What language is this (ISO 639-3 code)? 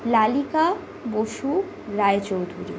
ben